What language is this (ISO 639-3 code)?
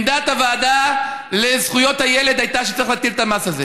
heb